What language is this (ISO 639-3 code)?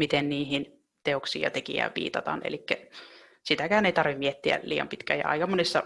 fin